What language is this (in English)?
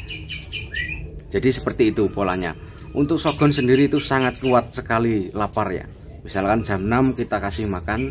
Indonesian